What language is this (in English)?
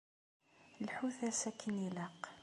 Kabyle